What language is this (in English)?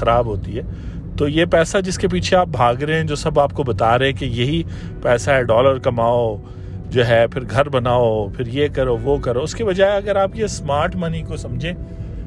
Urdu